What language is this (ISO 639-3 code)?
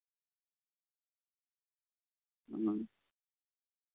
sat